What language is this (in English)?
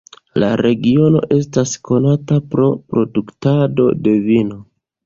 Esperanto